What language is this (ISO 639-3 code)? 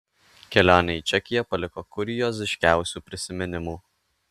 lit